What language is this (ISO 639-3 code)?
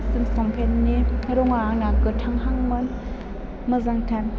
brx